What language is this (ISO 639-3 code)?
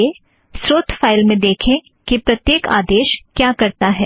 hin